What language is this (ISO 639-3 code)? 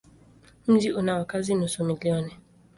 swa